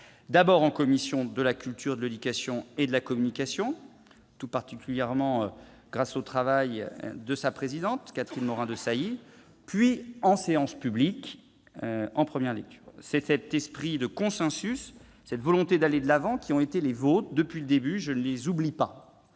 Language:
French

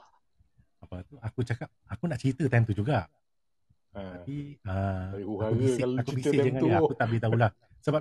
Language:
Malay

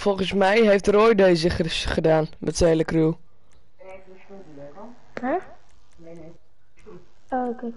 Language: Dutch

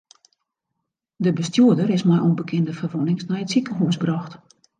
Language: Western Frisian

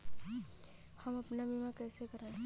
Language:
Hindi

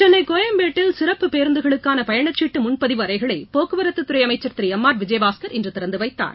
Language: Tamil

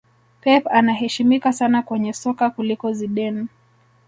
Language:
Swahili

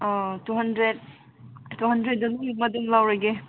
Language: Manipuri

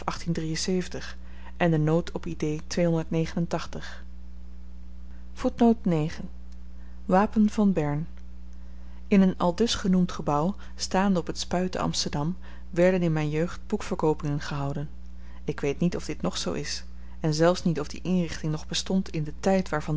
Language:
Dutch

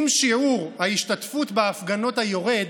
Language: Hebrew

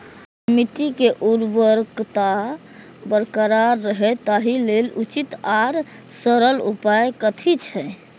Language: Maithili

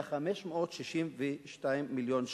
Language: Hebrew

